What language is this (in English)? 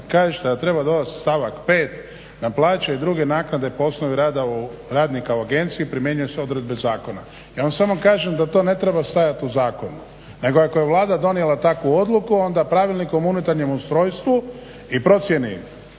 Croatian